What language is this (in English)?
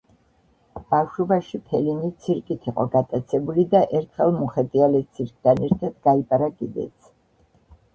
Georgian